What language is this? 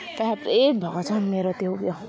Nepali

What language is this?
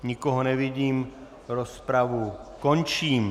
Czech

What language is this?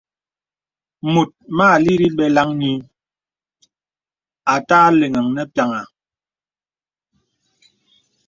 Bebele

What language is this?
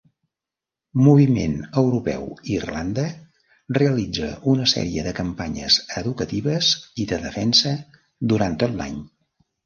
Catalan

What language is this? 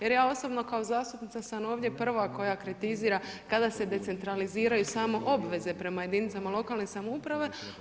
Croatian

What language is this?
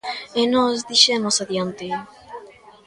Galician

